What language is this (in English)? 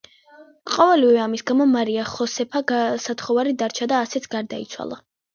Georgian